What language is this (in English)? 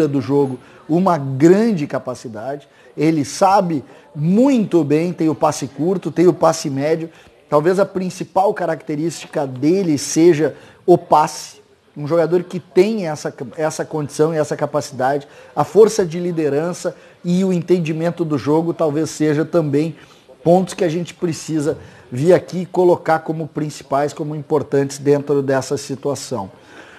Portuguese